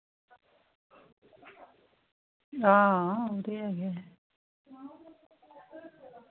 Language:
Dogri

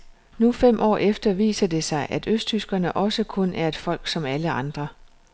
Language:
Danish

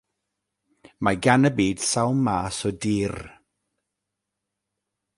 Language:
Welsh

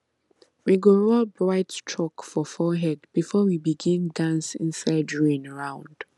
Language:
Nigerian Pidgin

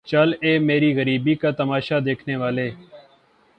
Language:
Urdu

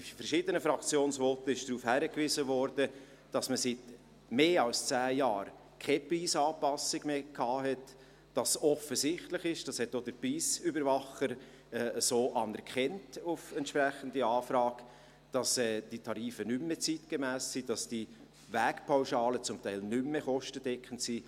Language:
Swiss German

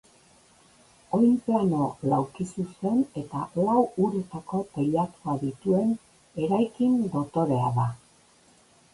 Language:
Basque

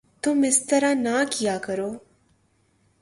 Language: Urdu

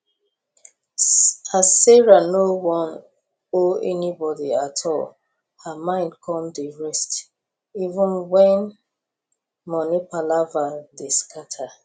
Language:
Nigerian Pidgin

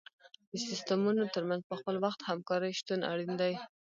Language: Pashto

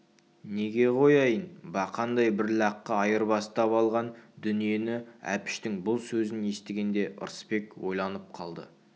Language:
Kazakh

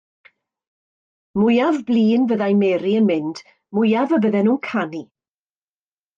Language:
Welsh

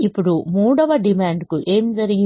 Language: Telugu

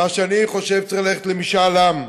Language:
Hebrew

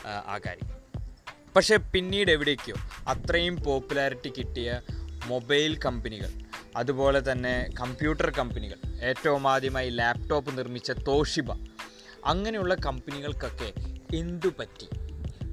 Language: Malayalam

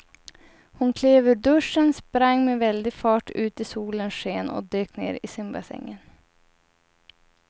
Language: Swedish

